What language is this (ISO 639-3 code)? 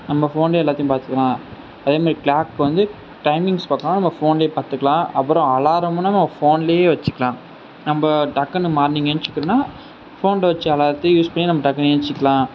tam